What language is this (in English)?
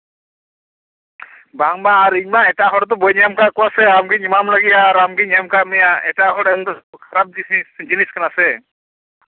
Santali